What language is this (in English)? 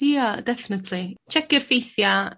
Welsh